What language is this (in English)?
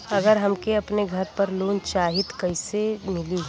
Bhojpuri